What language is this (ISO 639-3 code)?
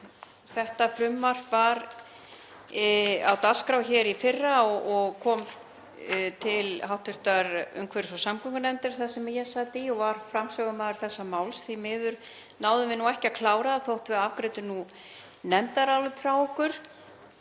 isl